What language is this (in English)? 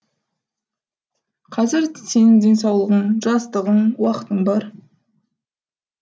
Kazakh